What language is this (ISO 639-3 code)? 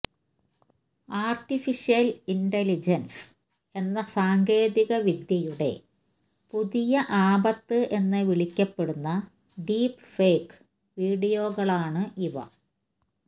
mal